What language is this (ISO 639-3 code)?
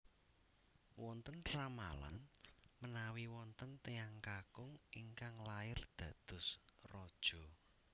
jav